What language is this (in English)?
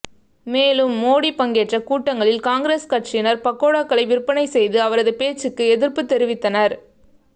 Tamil